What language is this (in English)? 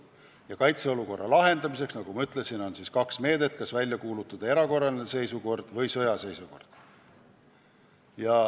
Estonian